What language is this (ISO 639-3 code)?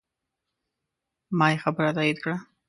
pus